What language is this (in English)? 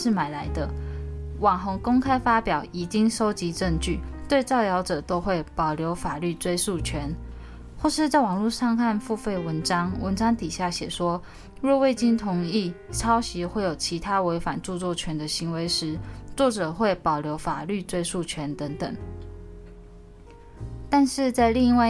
Chinese